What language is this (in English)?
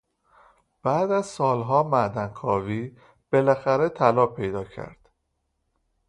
Persian